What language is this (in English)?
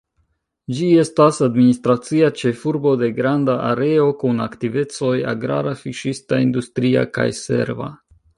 Esperanto